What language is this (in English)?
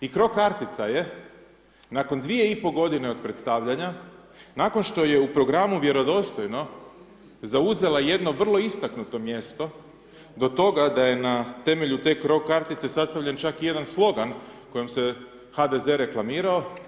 Croatian